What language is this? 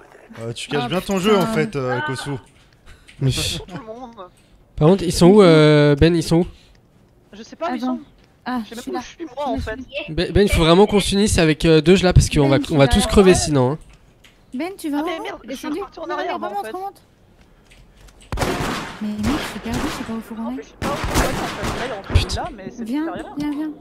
French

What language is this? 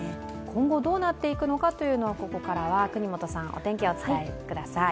Japanese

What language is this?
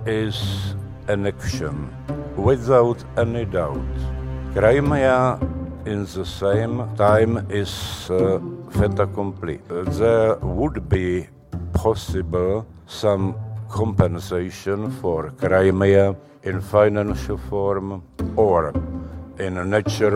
Czech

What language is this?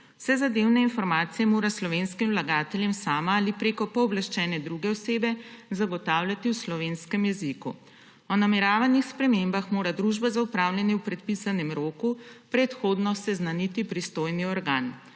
Slovenian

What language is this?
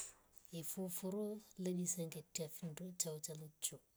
Rombo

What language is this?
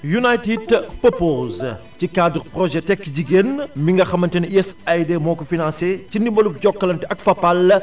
Wolof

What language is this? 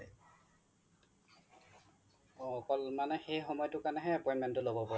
Assamese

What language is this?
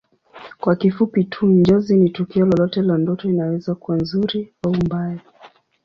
Swahili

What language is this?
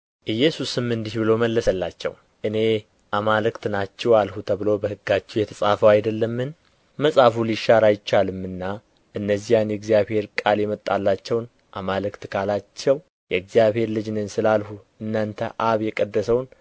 Amharic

